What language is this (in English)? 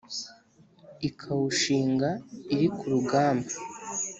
Kinyarwanda